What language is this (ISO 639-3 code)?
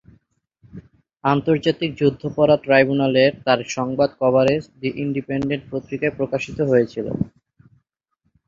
ben